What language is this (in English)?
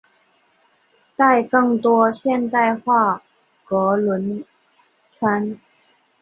Chinese